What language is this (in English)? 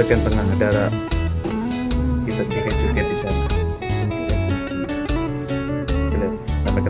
Indonesian